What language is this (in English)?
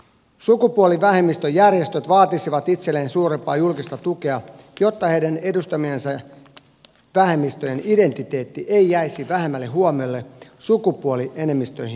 Finnish